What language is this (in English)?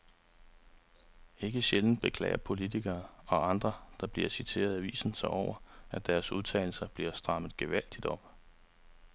Danish